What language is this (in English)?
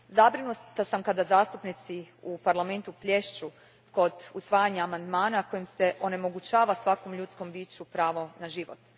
Croatian